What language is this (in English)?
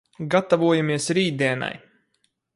Latvian